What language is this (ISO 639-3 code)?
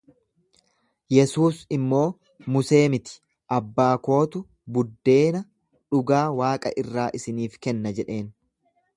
orm